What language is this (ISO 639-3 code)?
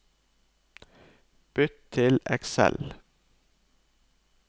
nor